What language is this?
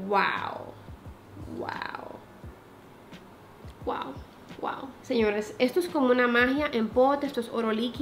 Spanish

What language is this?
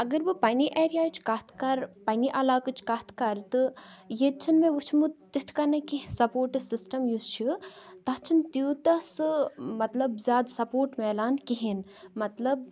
Kashmiri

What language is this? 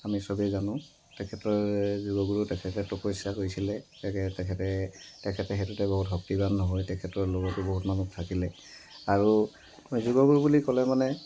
Assamese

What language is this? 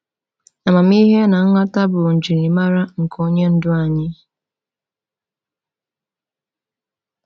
Igbo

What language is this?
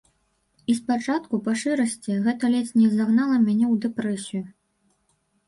Belarusian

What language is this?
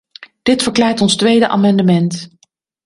Dutch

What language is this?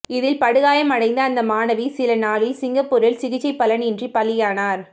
Tamil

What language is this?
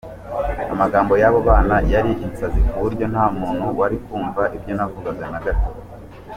Kinyarwanda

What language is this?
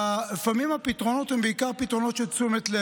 Hebrew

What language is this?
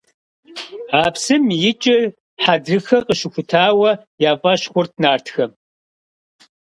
Kabardian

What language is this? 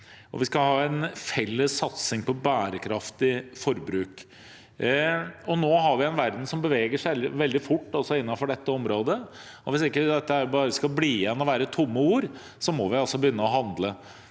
Norwegian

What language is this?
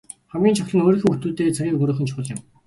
Mongolian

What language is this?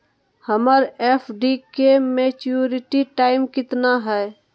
Magahi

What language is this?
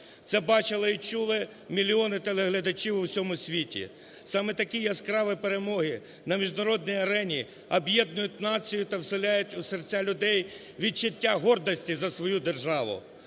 Ukrainian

